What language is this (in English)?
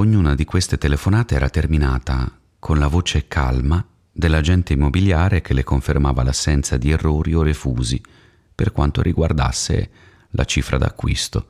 Italian